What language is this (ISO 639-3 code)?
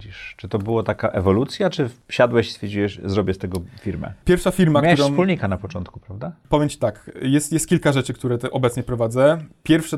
pol